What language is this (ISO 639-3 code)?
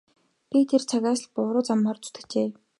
mon